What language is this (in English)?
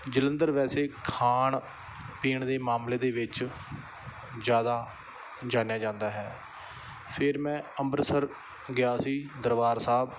Punjabi